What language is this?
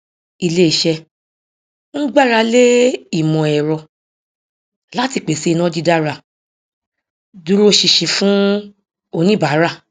Yoruba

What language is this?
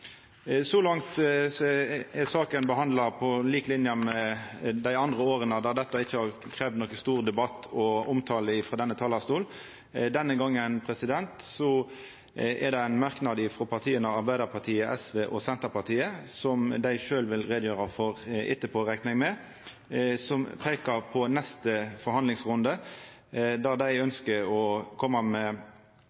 Norwegian Nynorsk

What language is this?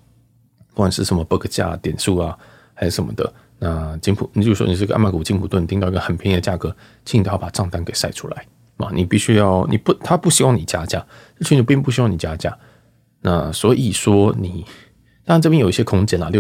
Chinese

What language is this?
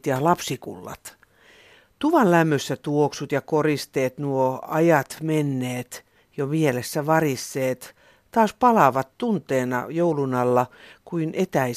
Finnish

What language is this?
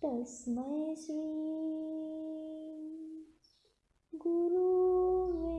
Hindi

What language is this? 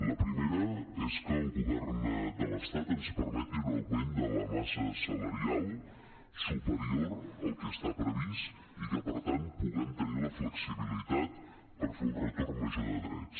Catalan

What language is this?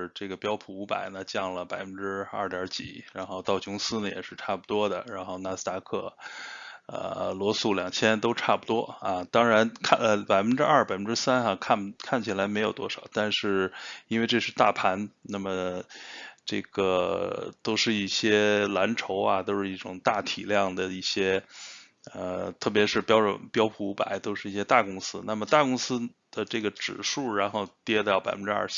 Chinese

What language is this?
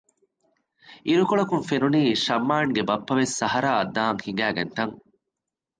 Divehi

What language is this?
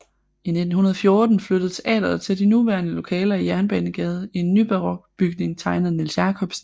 Danish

